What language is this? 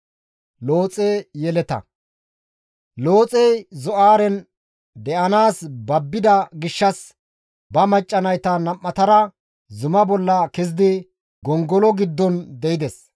Gamo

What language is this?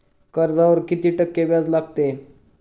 Marathi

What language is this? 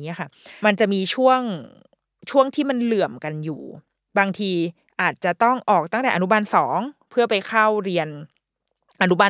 Thai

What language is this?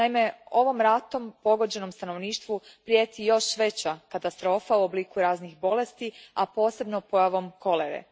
Croatian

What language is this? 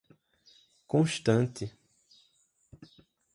Portuguese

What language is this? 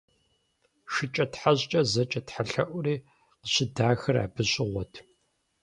Kabardian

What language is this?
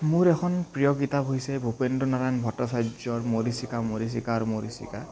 Assamese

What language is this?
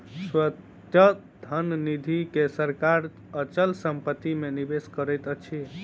Maithili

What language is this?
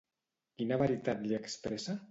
Catalan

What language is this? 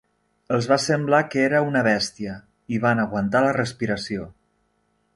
Catalan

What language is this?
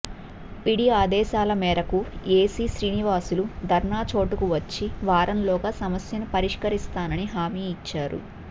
Telugu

